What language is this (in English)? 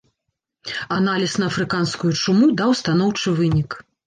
Belarusian